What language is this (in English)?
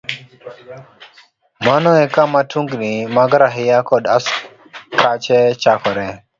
Luo (Kenya and Tanzania)